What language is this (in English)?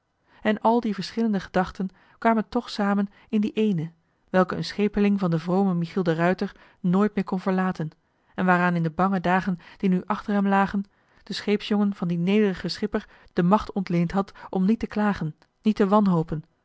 Dutch